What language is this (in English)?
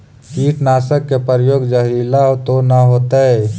Magahi